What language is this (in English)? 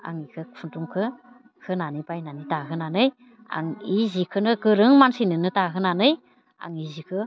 Bodo